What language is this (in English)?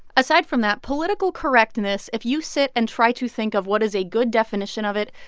English